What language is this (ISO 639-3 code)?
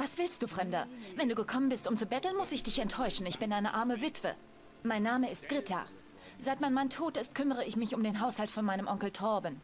deu